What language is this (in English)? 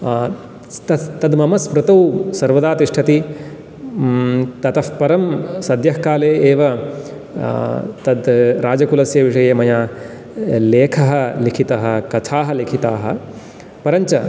Sanskrit